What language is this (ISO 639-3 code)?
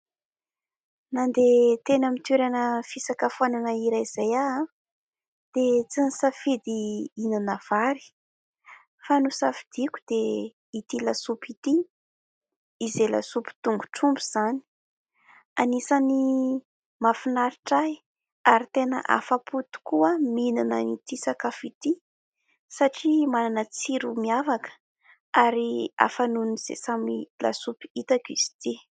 mlg